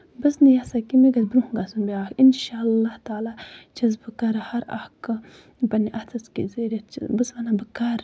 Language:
Kashmiri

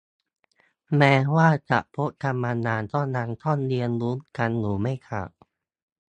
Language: Thai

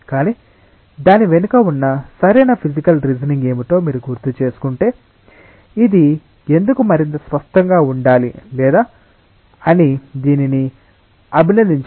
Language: Telugu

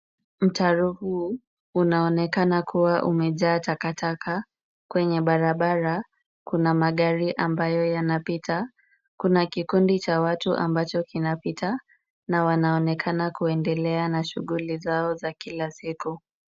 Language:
Swahili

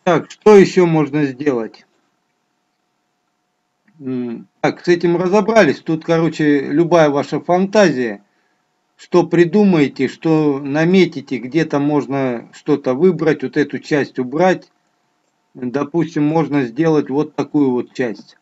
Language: Russian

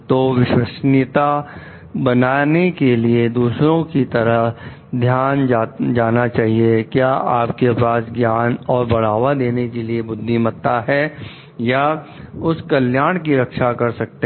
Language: Hindi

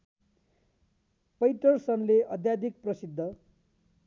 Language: Nepali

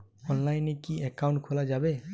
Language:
Bangla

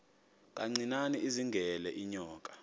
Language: Xhosa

